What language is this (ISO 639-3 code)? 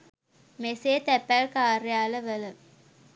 sin